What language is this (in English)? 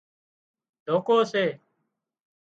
Wadiyara Koli